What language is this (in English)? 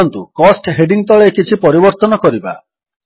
Odia